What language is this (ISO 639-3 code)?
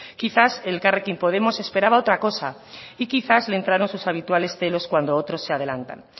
spa